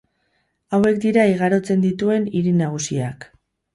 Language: Basque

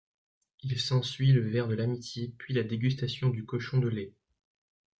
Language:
French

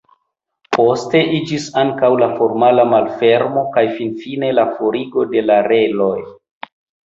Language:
Esperanto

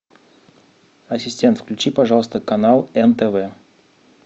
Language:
Russian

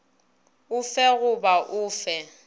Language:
Northern Sotho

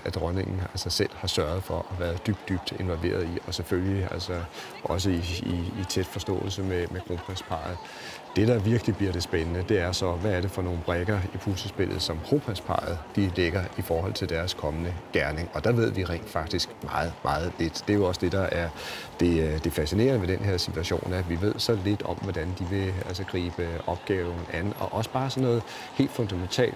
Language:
Danish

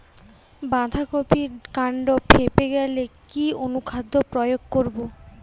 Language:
Bangla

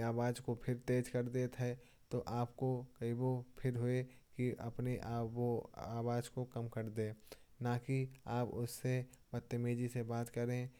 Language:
Kanauji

